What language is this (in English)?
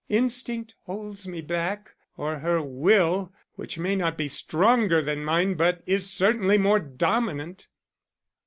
English